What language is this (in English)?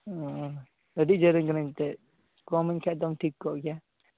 Santali